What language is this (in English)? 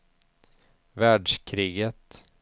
Swedish